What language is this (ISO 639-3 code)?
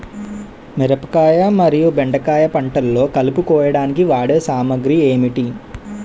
tel